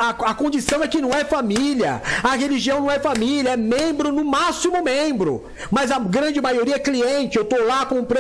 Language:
Portuguese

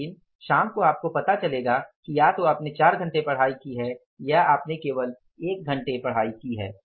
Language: Hindi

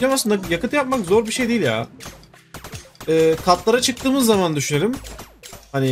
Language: Turkish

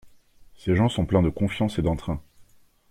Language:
French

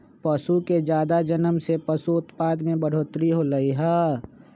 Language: Magahi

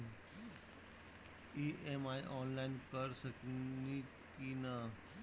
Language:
Bhojpuri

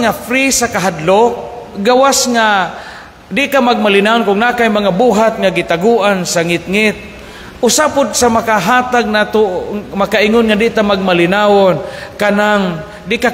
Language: Filipino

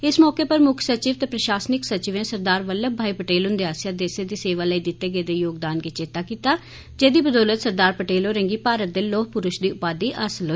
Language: Dogri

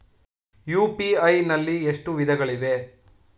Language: Kannada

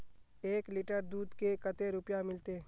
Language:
Magahi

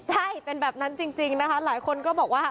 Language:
Thai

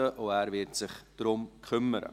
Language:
Swiss German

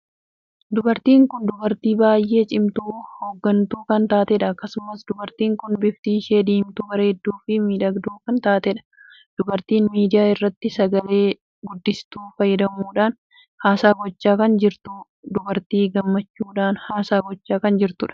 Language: Oromo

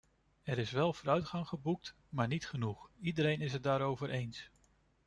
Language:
Dutch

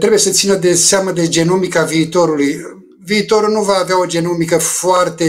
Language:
Romanian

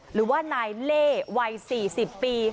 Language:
Thai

